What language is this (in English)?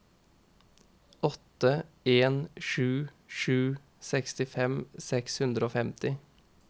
Norwegian